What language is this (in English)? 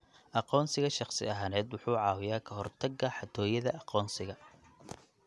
Somali